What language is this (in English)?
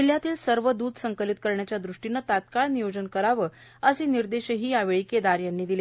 Marathi